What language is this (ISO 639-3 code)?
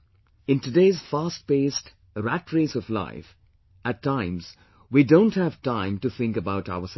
eng